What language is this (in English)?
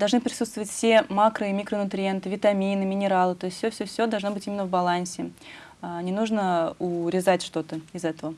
Russian